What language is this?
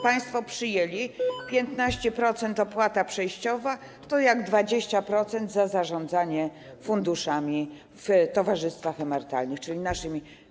Polish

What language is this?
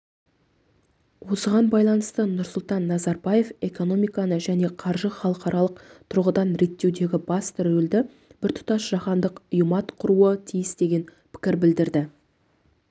Kazakh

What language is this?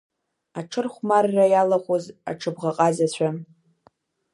Abkhazian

